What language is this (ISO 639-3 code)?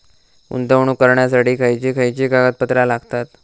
mar